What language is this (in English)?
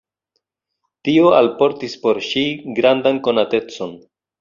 Esperanto